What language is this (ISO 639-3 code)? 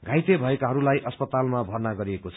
nep